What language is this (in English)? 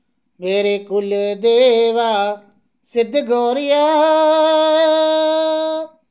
Dogri